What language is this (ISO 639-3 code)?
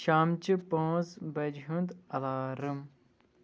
kas